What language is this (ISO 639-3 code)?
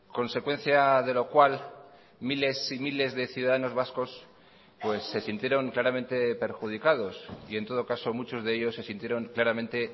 spa